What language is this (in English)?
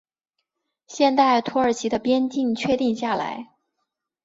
Chinese